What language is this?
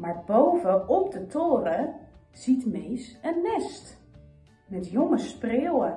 Dutch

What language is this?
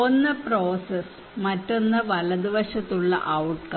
Malayalam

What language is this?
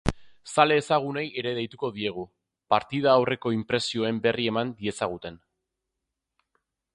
Basque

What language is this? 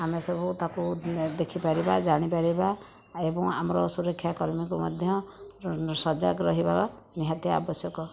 Odia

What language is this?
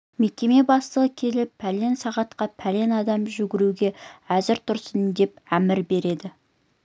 Kazakh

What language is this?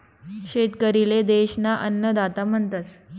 Marathi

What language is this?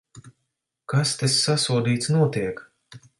Latvian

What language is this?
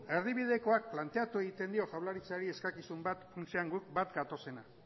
Basque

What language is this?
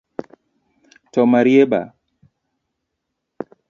Luo (Kenya and Tanzania)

